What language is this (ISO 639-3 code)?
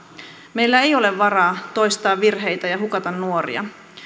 fin